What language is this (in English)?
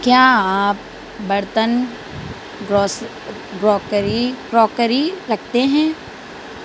Urdu